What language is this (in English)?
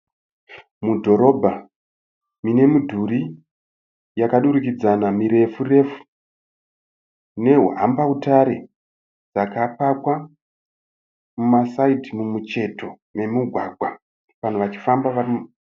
Shona